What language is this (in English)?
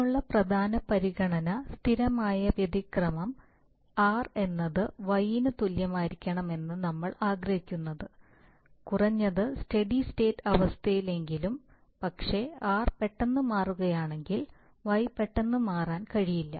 Malayalam